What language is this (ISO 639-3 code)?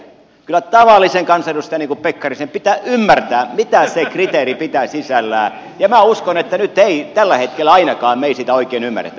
fin